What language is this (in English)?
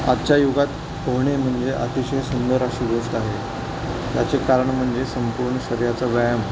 Marathi